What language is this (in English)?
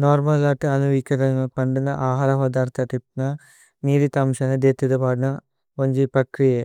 Tulu